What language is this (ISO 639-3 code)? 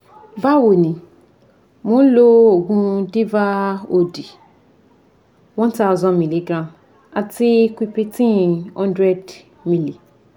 yor